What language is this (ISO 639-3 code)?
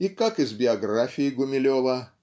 rus